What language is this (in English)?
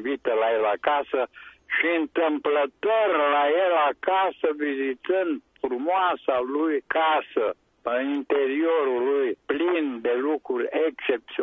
Romanian